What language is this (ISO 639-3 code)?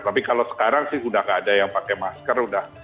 ind